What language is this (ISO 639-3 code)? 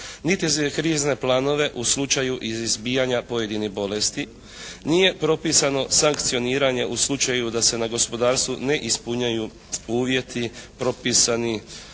hrv